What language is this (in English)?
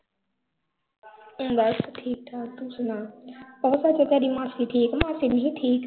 Punjabi